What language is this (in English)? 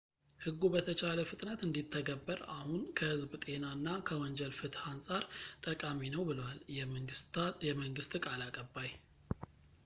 Amharic